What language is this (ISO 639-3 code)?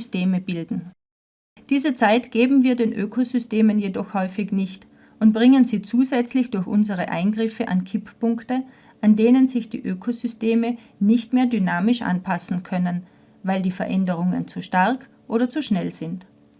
deu